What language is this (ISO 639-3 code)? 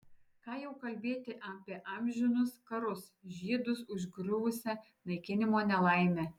lit